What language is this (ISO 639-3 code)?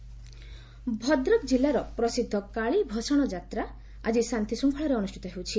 ori